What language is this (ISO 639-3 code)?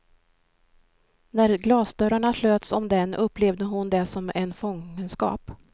swe